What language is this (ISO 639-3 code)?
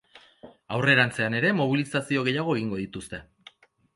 eus